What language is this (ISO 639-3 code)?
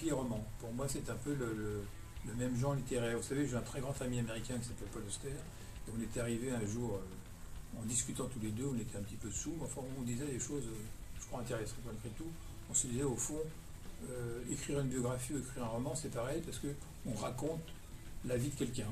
fra